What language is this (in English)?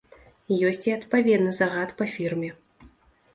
Belarusian